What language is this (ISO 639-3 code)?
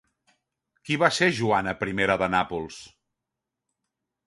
cat